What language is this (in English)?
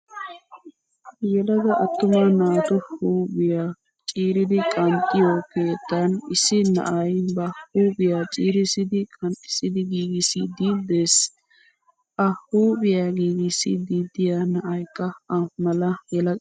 Wolaytta